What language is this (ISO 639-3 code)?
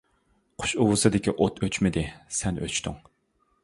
uig